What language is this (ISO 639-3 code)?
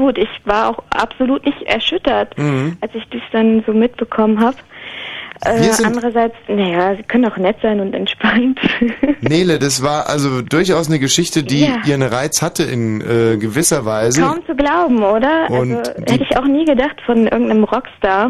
deu